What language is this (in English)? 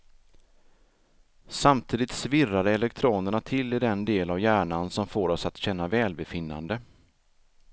Swedish